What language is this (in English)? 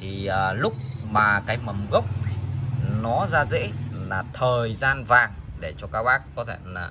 Vietnamese